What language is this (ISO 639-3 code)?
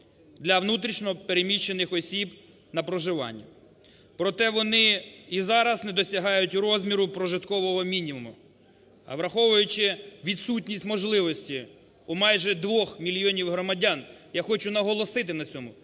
ukr